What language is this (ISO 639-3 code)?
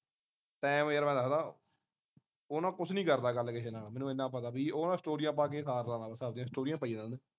pan